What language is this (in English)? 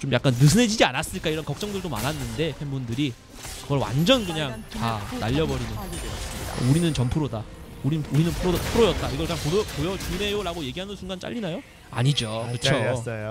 Korean